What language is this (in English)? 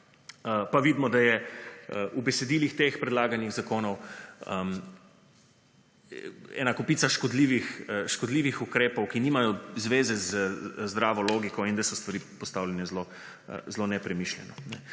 Slovenian